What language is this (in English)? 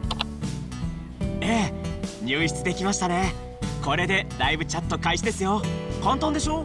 Japanese